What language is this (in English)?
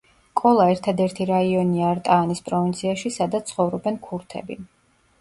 Georgian